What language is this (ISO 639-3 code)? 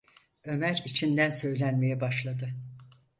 tur